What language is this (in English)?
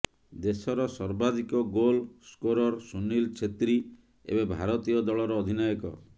Odia